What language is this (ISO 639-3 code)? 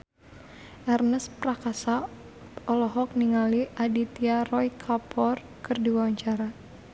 sun